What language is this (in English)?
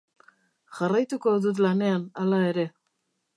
Basque